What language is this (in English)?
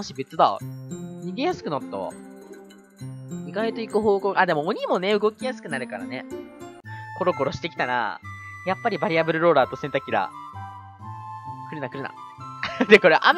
Japanese